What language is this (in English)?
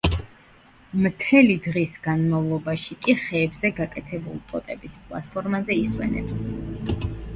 Georgian